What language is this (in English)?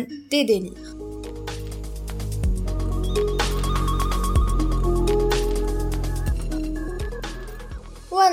Arabic